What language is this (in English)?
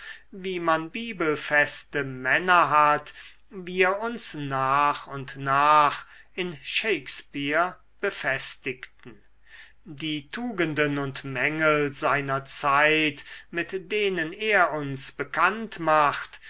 German